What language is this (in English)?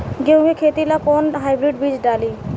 Bhojpuri